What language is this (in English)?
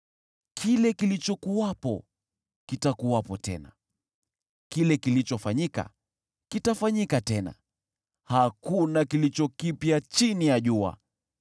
Swahili